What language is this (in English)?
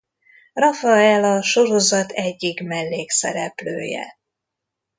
Hungarian